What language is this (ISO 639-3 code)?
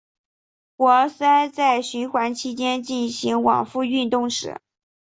zho